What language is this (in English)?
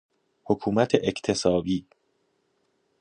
Persian